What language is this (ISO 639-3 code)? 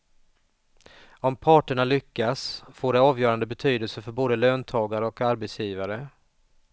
swe